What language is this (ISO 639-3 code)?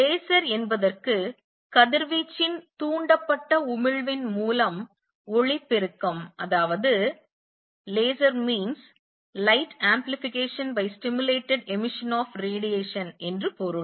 tam